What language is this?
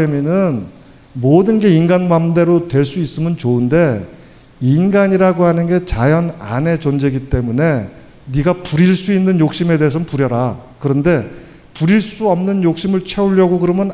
Korean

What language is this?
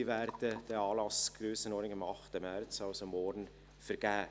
Swiss German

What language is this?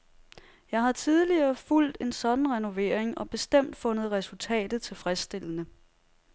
Danish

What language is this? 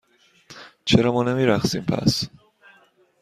Persian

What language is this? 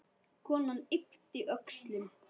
Icelandic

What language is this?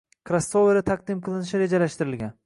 Uzbek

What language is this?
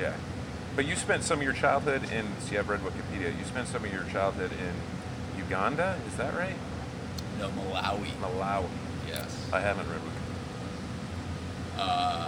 English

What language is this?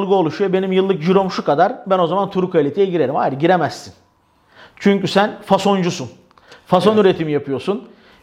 Turkish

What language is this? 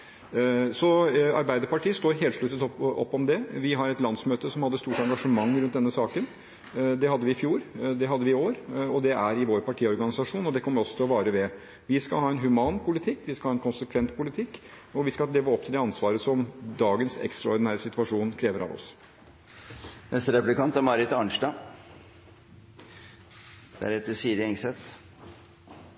Norwegian Bokmål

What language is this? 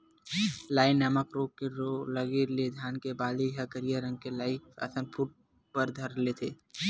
Chhattisgarhi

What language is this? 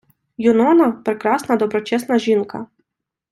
Ukrainian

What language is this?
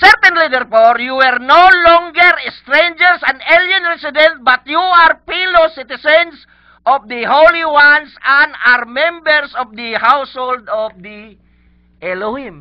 Filipino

